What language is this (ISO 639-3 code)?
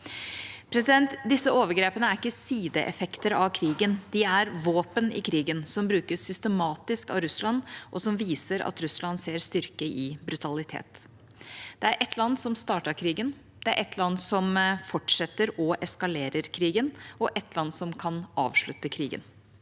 nor